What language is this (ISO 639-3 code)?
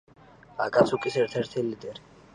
kat